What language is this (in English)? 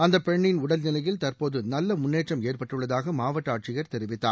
Tamil